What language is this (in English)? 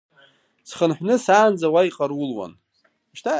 Abkhazian